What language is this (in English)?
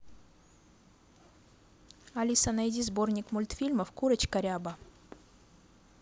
Russian